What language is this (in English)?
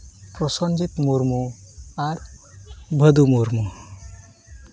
Santali